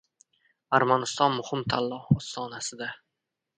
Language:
Uzbek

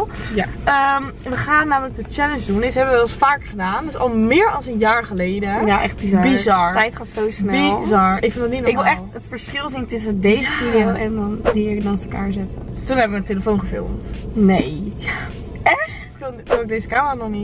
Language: Dutch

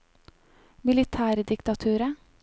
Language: Norwegian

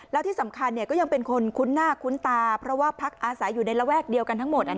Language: Thai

